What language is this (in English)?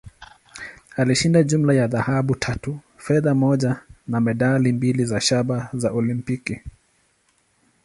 Swahili